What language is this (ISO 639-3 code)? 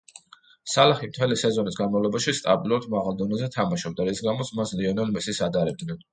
kat